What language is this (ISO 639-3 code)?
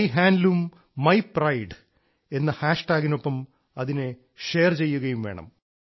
mal